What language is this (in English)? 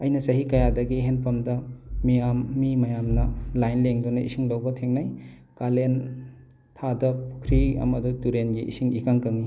Manipuri